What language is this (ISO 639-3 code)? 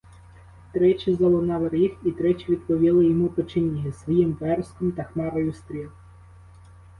ukr